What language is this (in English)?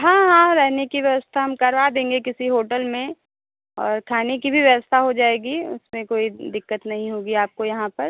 Hindi